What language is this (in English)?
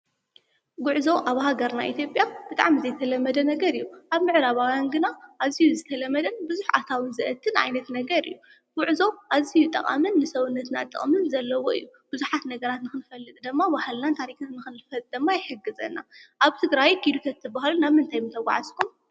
Tigrinya